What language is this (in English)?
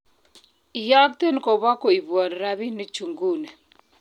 Kalenjin